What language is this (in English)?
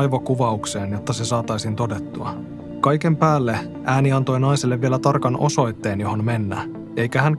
Finnish